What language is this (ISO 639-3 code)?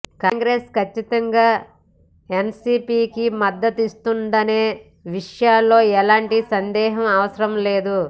tel